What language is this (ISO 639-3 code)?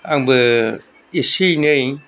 brx